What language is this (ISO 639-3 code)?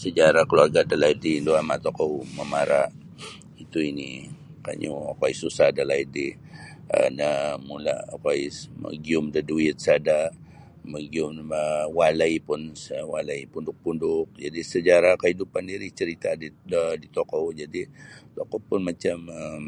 bsy